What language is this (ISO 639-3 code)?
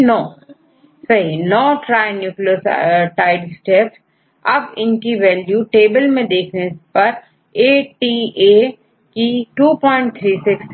hin